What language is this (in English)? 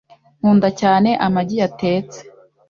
Kinyarwanda